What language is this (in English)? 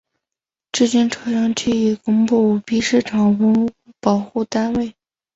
Chinese